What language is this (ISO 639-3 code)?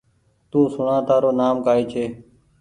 gig